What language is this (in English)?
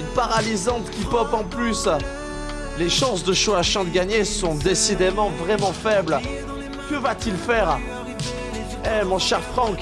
French